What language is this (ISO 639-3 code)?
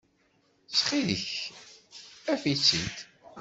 kab